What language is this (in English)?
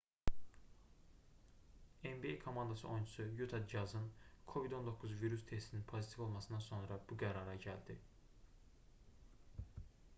Azerbaijani